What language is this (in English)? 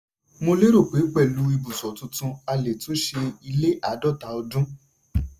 Yoruba